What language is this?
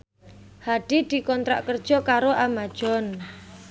Javanese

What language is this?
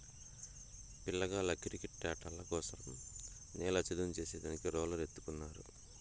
Telugu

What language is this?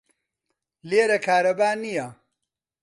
Central Kurdish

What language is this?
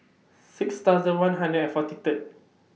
English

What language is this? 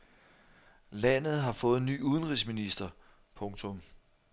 Danish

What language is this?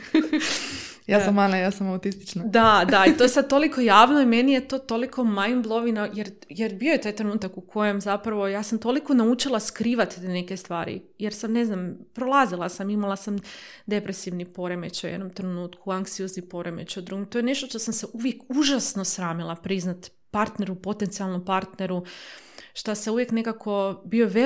Croatian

